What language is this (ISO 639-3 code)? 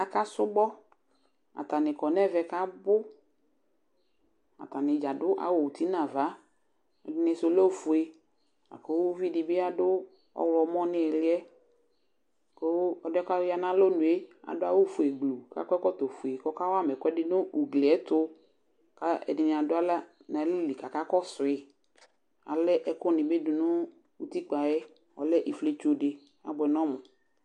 kpo